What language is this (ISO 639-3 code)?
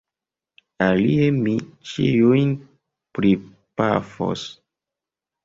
epo